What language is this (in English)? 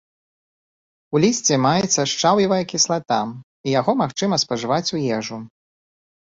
Belarusian